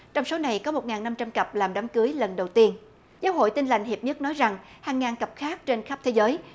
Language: Vietnamese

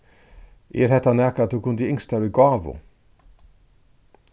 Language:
Faroese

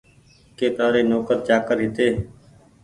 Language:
Goaria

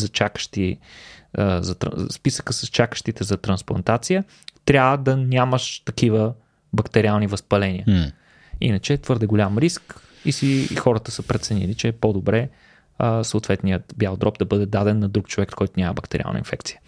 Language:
Bulgarian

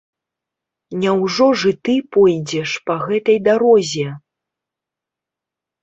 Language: Belarusian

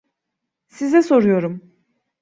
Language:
Turkish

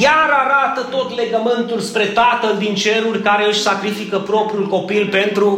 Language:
Romanian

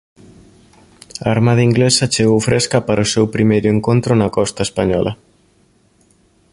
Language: Galician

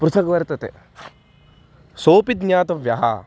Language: Sanskrit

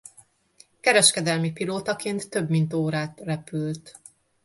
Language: Hungarian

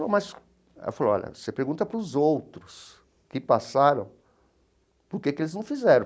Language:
Portuguese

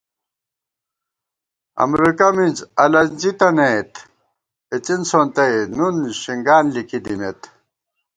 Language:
Gawar-Bati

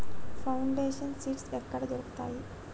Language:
Telugu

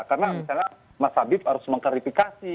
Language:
Indonesian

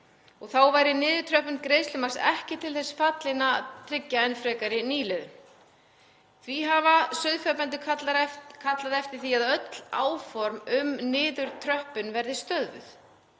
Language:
Icelandic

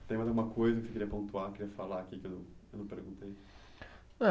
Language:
Portuguese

